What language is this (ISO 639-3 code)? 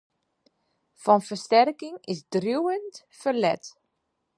fry